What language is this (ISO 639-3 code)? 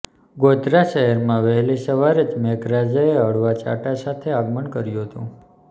guj